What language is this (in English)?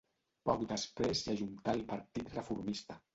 Catalan